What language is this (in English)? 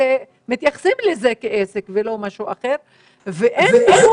Hebrew